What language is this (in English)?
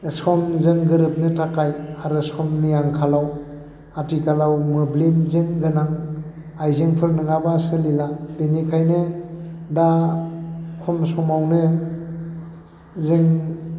Bodo